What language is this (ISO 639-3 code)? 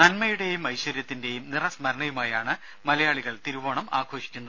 mal